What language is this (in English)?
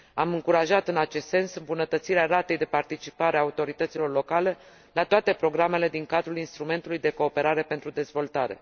Romanian